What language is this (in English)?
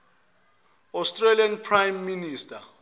Zulu